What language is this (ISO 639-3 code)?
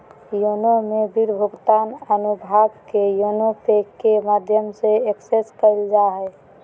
mag